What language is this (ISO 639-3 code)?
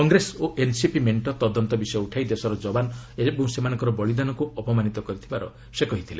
ori